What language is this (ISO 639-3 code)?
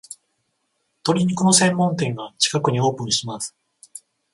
jpn